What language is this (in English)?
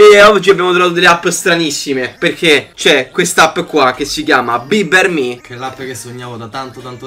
Italian